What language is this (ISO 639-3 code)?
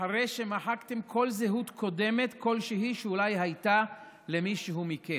heb